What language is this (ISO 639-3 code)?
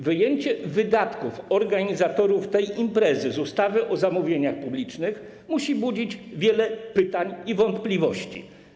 pol